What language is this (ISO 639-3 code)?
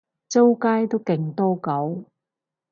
yue